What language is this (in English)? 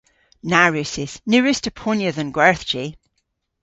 Cornish